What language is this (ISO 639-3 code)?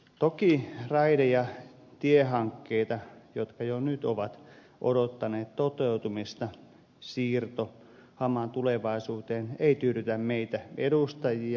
fin